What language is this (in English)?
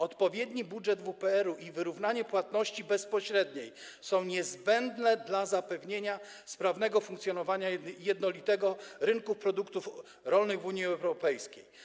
Polish